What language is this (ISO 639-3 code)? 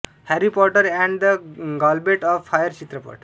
mar